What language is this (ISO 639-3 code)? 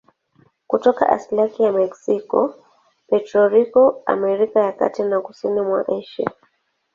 swa